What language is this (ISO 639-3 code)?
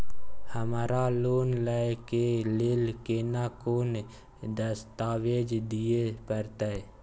mai